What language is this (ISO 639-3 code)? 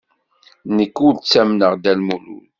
kab